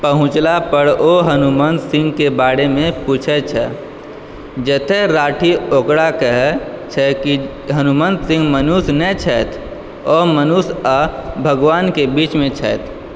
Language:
Maithili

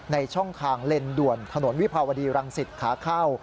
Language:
Thai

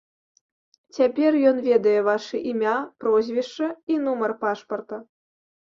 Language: Belarusian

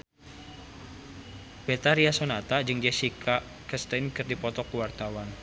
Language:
Sundanese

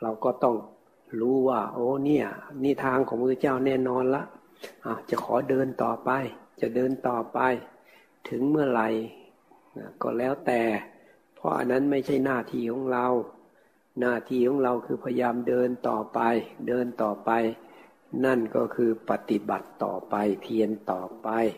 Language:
Thai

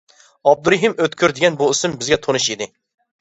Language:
Uyghur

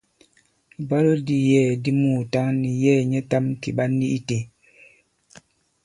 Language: Bankon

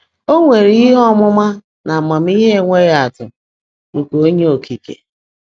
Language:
Igbo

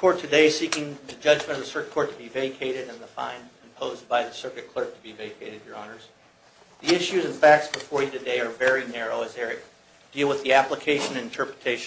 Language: English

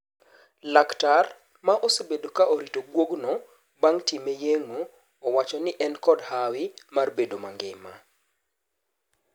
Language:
Luo (Kenya and Tanzania)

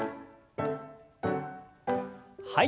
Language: Japanese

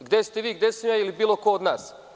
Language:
Serbian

